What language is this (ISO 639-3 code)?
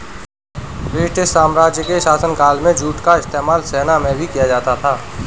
hin